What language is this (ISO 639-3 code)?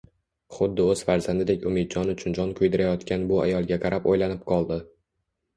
uzb